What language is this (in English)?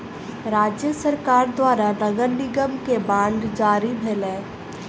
Maithili